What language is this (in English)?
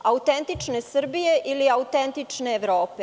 Serbian